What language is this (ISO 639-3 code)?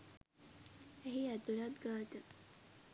sin